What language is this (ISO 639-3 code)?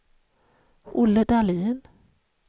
swe